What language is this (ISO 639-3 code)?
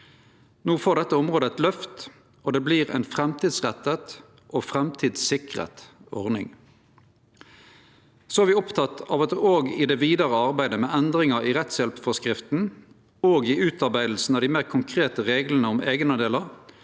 nor